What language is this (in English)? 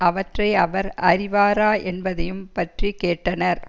Tamil